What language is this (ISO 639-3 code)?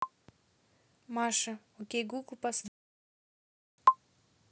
rus